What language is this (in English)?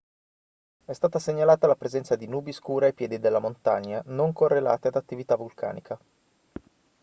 Italian